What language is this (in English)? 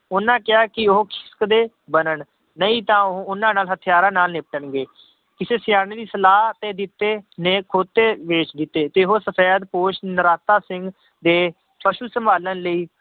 Punjabi